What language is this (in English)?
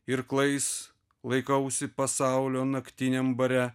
Lithuanian